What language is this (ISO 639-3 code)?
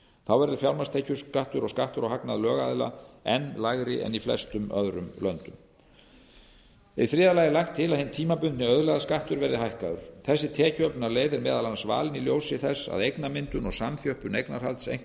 isl